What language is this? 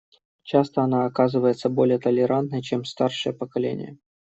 Russian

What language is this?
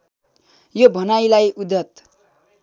Nepali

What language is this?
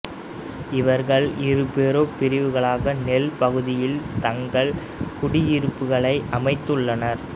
Tamil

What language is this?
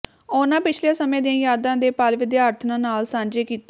Punjabi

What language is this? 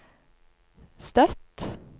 Norwegian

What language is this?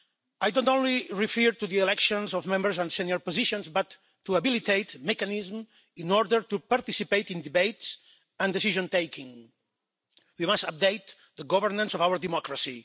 English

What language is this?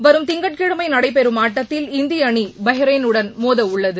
Tamil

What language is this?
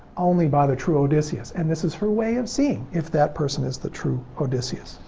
English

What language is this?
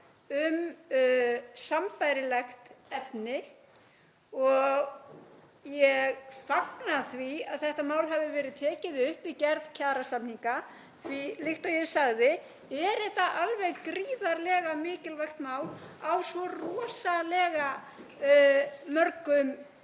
Icelandic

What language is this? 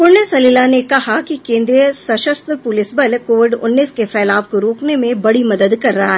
Hindi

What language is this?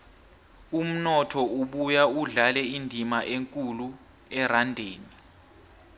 South Ndebele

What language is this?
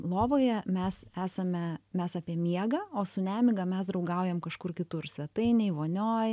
Lithuanian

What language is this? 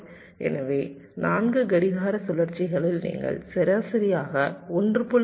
Tamil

